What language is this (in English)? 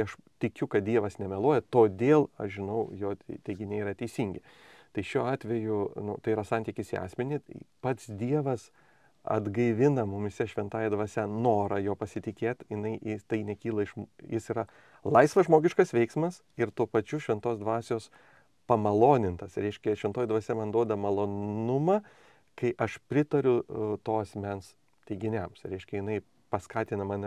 Lithuanian